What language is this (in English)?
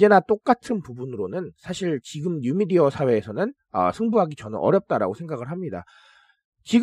Korean